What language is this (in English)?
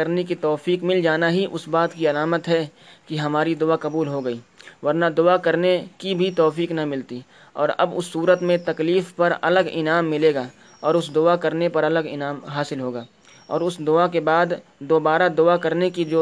Urdu